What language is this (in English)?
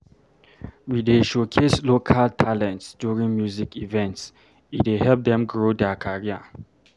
Nigerian Pidgin